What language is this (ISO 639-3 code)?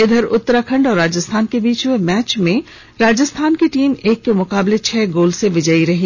hin